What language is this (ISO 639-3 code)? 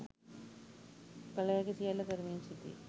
sin